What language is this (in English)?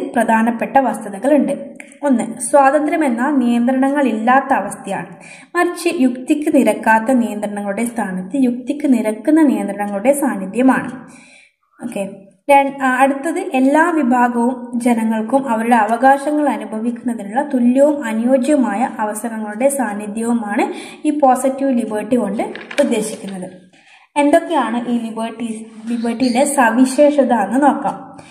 Malayalam